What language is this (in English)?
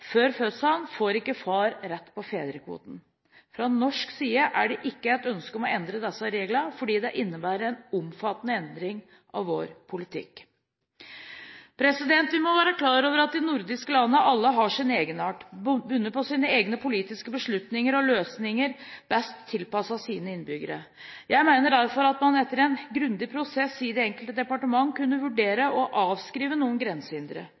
Norwegian Bokmål